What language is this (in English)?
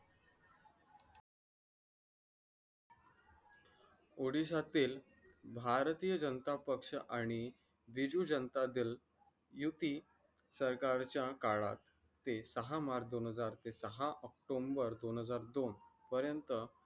Marathi